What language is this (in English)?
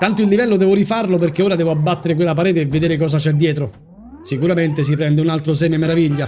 Italian